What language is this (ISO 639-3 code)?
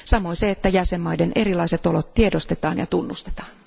fin